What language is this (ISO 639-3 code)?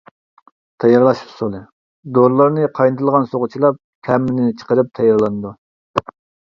uig